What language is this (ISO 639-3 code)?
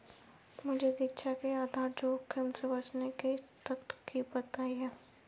hin